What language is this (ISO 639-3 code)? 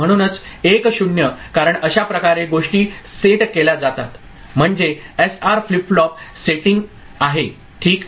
mar